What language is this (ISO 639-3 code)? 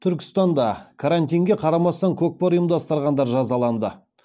kaz